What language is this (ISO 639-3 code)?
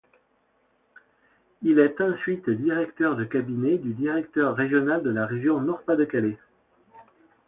fra